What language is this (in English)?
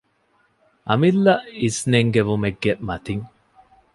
Divehi